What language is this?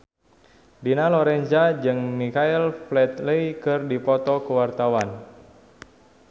Sundanese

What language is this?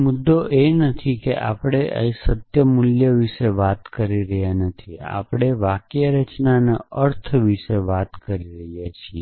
Gujarati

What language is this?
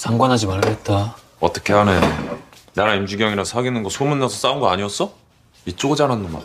Korean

